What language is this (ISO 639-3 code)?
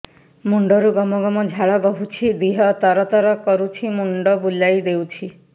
ori